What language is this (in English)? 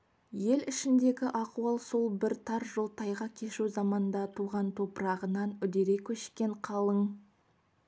Kazakh